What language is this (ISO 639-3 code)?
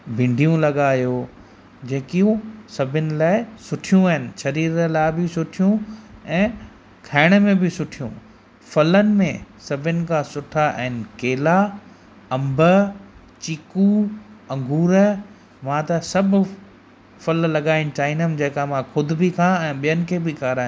snd